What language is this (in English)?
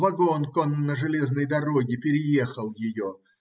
Russian